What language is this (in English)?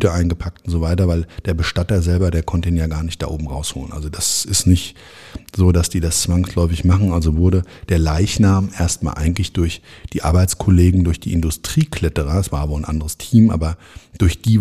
German